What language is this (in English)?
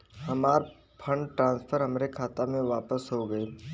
Bhojpuri